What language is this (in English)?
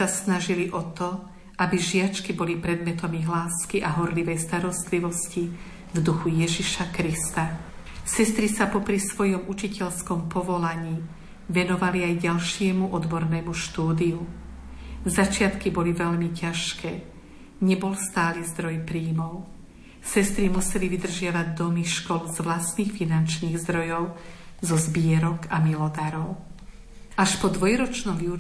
Slovak